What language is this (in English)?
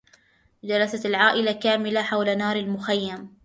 Arabic